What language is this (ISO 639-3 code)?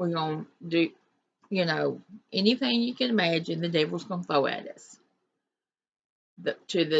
eng